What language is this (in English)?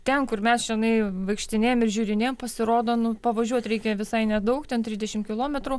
Lithuanian